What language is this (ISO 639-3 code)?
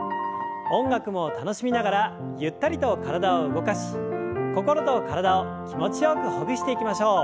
jpn